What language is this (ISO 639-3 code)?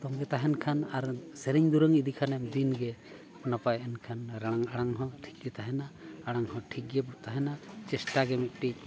sat